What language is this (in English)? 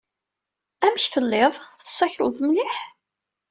Kabyle